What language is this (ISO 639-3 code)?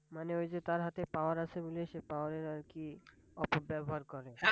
ben